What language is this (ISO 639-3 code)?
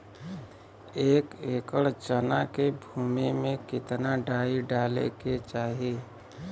bho